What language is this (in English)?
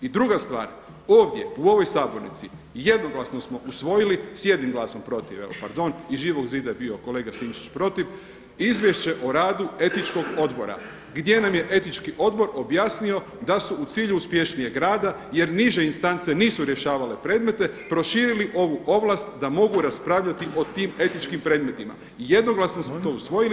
Croatian